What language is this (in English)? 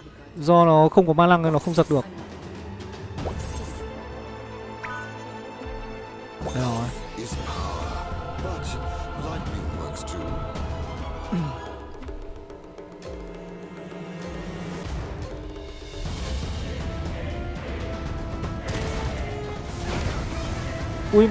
Vietnamese